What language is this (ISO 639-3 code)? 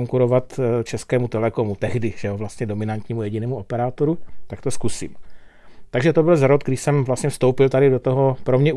ces